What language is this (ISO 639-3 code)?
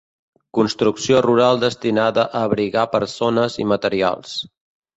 cat